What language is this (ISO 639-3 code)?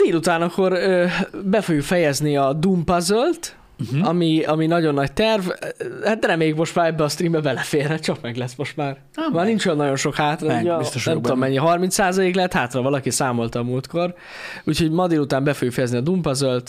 hun